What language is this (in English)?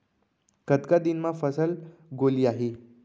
Chhattisgarhi